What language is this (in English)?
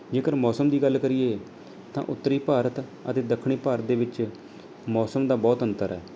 Punjabi